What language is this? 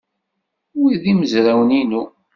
Kabyle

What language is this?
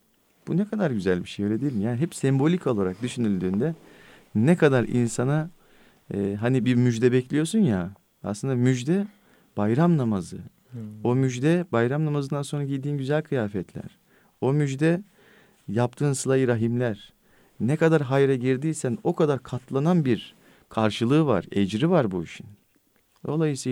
Turkish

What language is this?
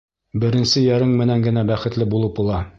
Bashkir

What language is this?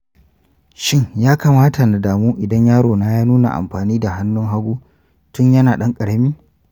Hausa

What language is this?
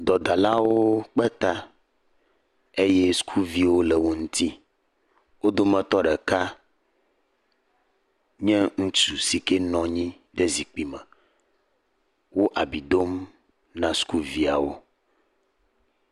Ewe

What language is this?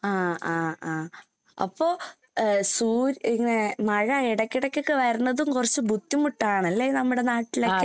Malayalam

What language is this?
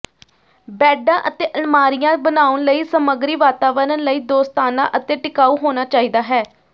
Punjabi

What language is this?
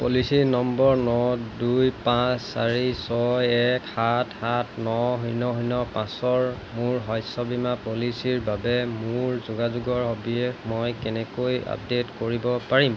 Assamese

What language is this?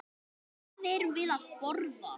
Icelandic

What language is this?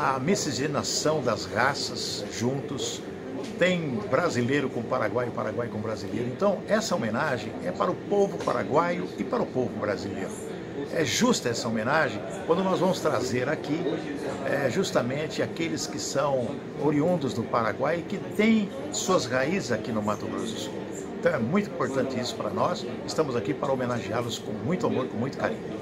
Portuguese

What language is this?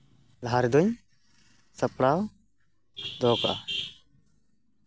Santali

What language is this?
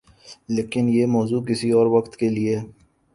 Urdu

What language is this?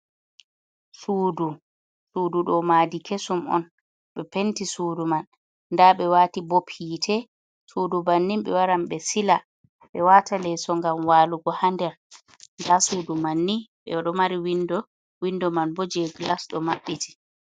Fula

